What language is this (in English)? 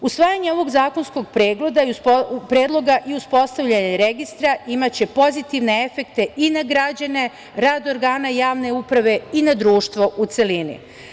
Serbian